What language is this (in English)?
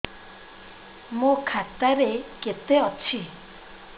Odia